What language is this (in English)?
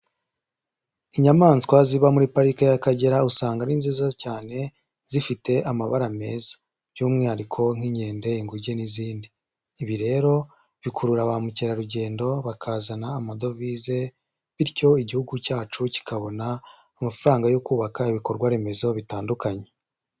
Kinyarwanda